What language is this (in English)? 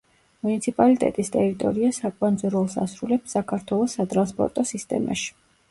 Georgian